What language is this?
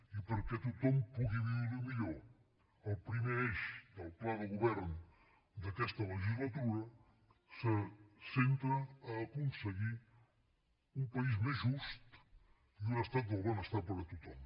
Catalan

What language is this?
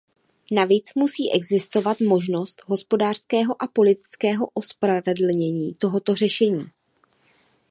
Czech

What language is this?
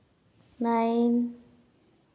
Santali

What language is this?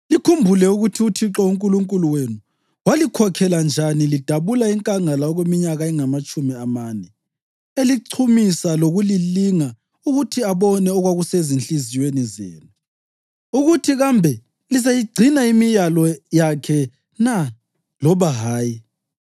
North Ndebele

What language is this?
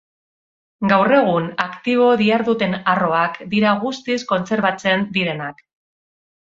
Basque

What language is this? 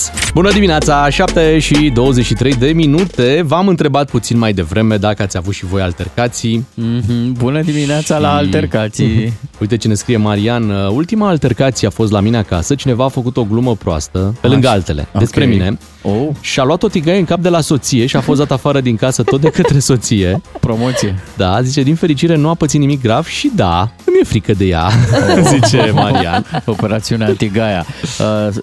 Romanian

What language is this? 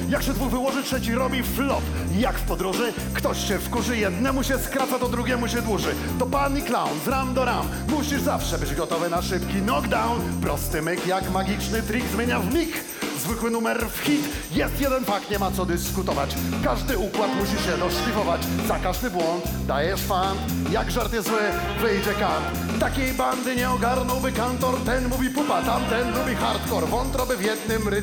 Polish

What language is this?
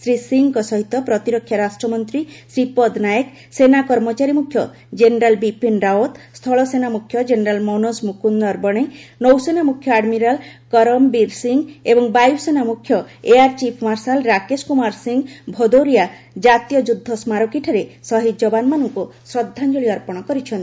Odia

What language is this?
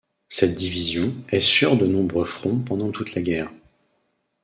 French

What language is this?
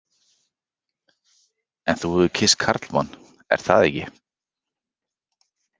Icelandic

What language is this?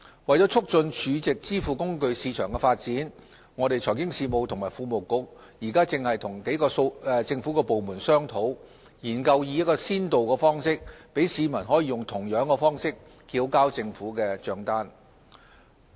Cantonese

